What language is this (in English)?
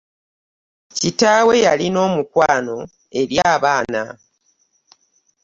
Ganda